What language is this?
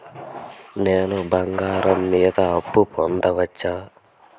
Telugu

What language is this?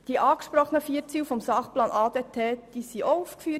Swiss German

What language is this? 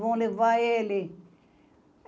Portuguese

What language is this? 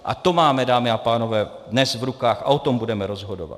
Czech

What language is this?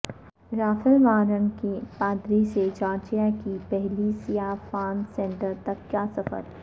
Urdu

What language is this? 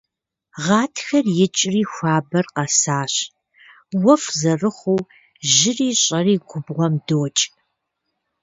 Kabardian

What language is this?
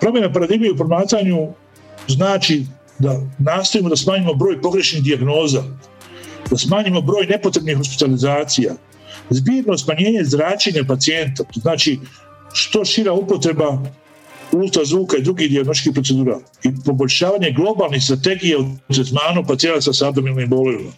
Croatian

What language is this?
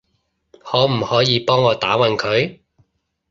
Cantonese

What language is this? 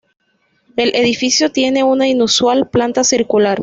Spanish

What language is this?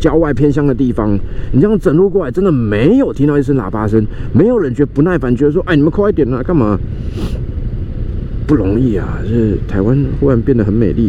Chinese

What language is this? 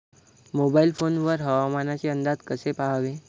Marathi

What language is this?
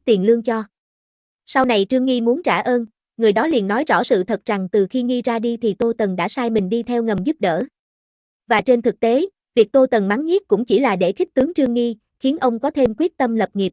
Vietnamese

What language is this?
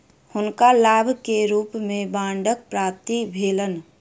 Maithili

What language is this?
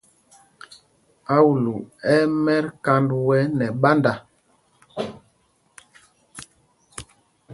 Mpumpong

